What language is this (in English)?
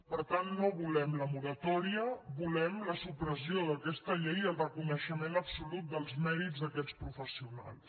Catalan